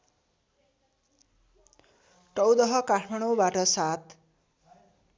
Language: Nepali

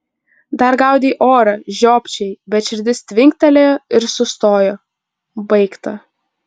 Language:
Lithuanian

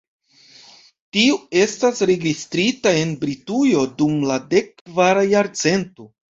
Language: Esperanto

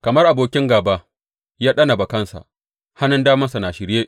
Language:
Hausa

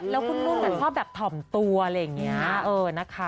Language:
Thai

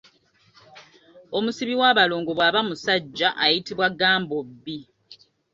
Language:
Ganda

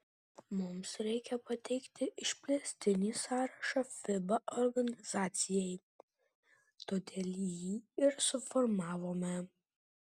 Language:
Lithuanian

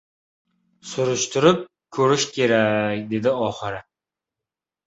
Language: Uzbek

